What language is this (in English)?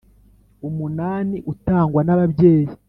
Kinyarwanda